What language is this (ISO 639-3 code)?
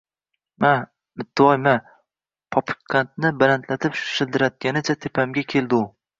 uzb